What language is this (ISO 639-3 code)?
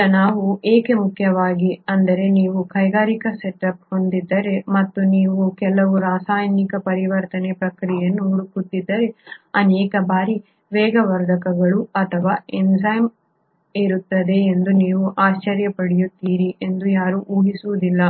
kan